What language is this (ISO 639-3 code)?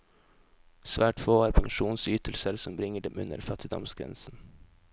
nor